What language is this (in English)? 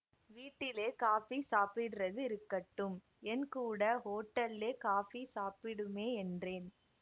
Tamil